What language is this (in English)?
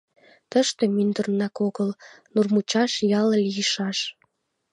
Mari